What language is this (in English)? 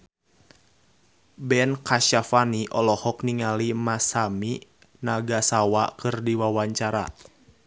Sundanese